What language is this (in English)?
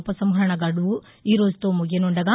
Telugu